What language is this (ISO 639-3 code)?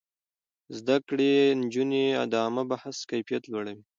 pus